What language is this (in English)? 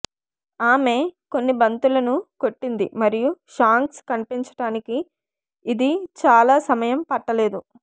Telugu